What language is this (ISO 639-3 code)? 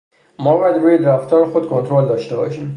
fas